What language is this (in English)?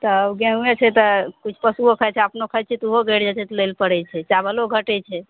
Maithili